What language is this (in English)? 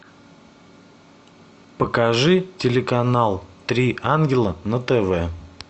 Russian